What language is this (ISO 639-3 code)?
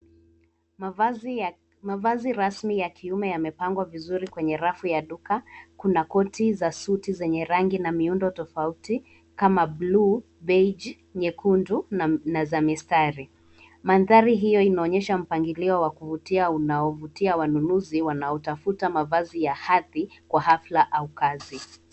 swa